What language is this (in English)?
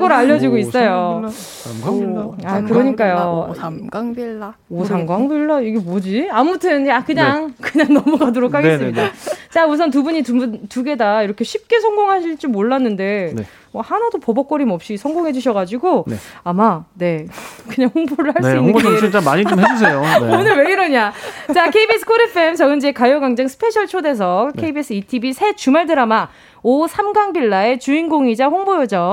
Korean